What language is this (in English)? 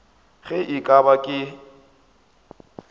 Northern Sotho